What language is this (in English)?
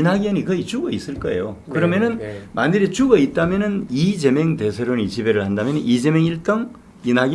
Korean